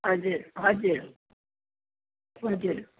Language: Nepali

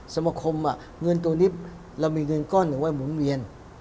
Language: Thai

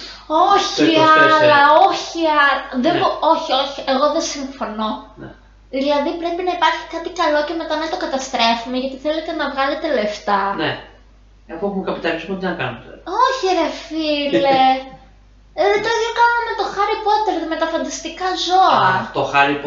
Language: Greek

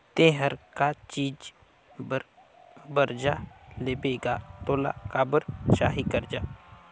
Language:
Chhattisgarhi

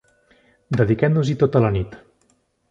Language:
Catalan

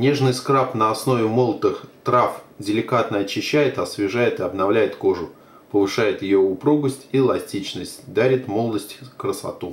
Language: Russian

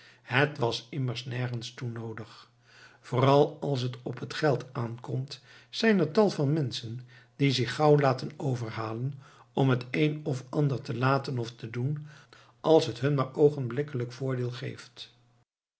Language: Dutch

